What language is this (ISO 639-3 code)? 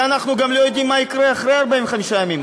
heb